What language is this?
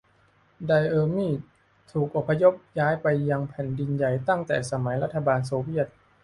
Thai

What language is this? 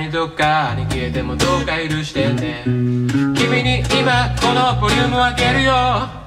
Japanese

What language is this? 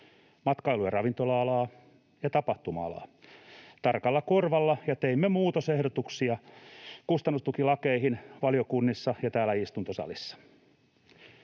Finnish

